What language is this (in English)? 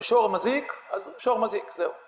Hebrew